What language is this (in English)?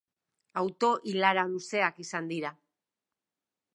Basque